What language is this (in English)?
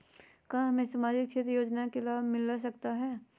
Magahi